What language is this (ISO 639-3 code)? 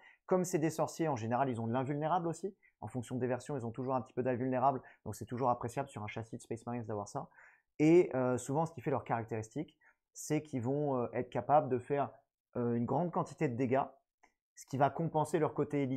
fra